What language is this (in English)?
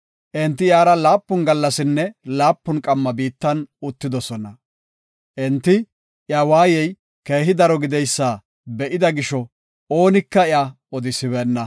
Gofa